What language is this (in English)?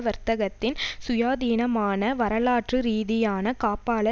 Tamil